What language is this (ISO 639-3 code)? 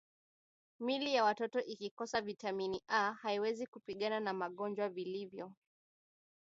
swa